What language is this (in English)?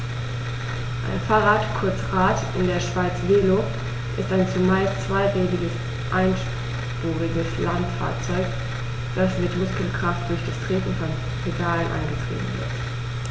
German